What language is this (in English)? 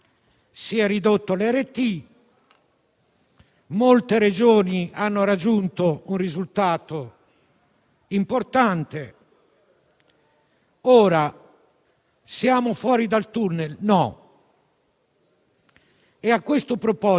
Italian